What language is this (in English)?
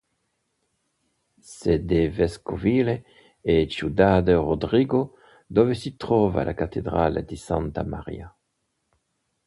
Italian